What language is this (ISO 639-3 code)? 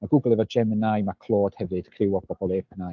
cym